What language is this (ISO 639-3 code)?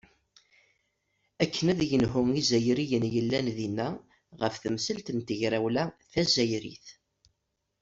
kab